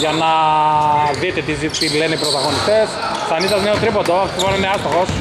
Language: Greek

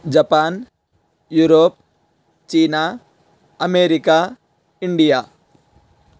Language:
Sanskrit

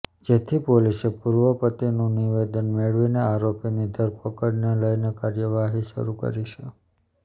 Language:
Gujarati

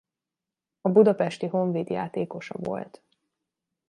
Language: Hungarian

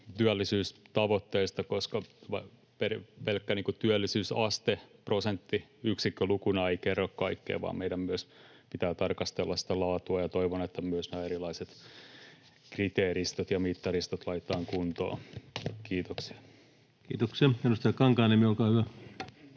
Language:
Finnish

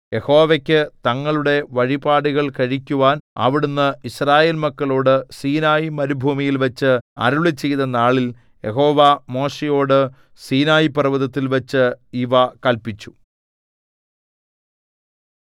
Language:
Malayalam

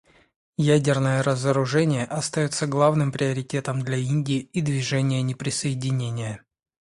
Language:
Russian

